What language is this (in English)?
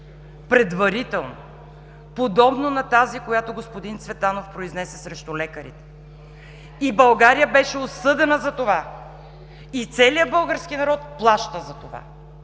Bulgarian